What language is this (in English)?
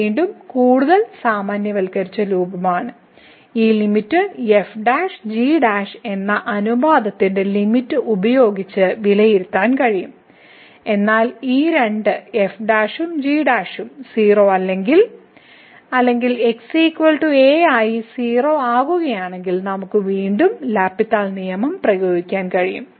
Malayalam